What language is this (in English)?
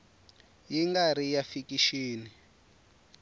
Tsonga